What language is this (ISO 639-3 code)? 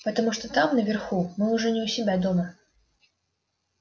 rus